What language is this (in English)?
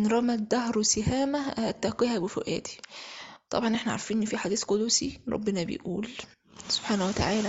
Arabic